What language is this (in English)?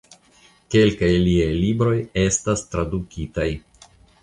Esperanto